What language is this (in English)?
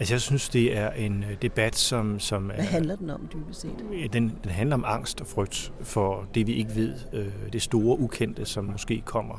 Danish